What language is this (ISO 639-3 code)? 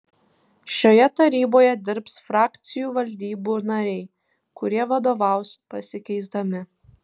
lit